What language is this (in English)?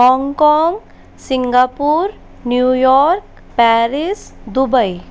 Hindi